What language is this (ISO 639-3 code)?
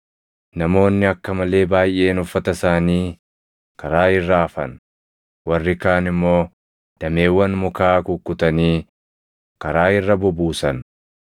orm